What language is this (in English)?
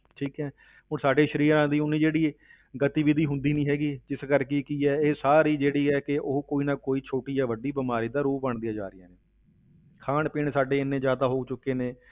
Punjabi